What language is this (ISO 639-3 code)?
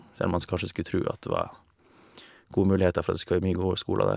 nor